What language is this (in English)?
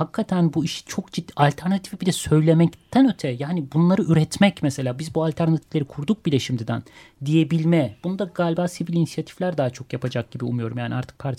Turkish